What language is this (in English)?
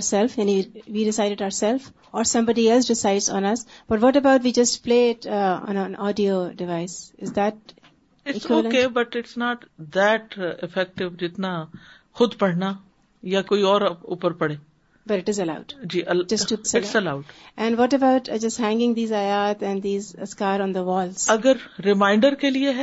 Urdu